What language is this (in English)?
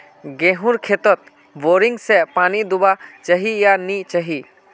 Magahi